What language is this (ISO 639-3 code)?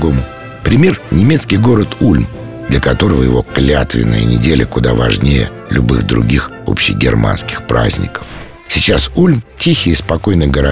rus